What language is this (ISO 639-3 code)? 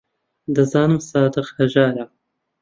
ckb